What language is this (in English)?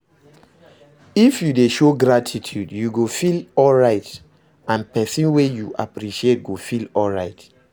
Nigerian Pidgin